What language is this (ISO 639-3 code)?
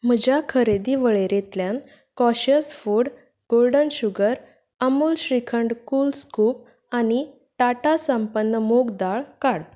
kok